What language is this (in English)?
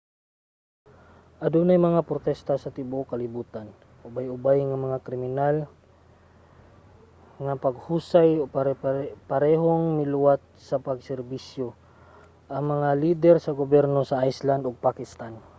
Cebuano